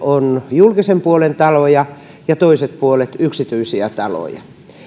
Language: Finnish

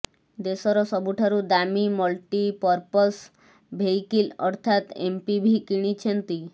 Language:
Odia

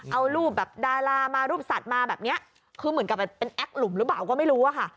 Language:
Thai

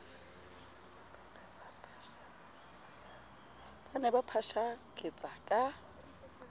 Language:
Southern Sotho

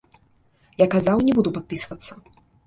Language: Belarusian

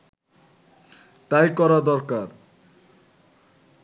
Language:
Bangla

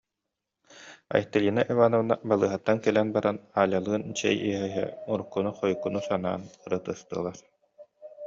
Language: Yakut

